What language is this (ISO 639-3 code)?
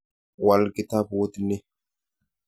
kln